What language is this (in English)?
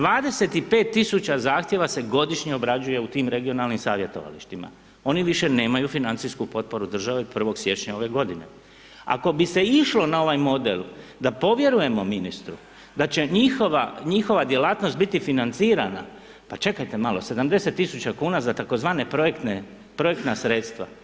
Croatian